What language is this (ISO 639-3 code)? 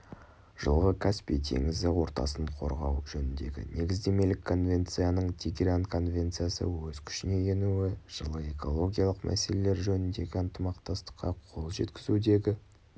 kaz